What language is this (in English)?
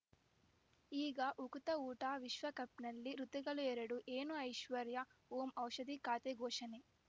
Kannada